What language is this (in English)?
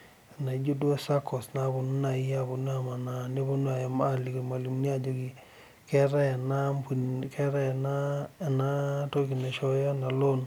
Masai